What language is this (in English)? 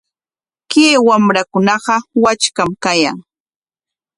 Corongo Ancash Quechua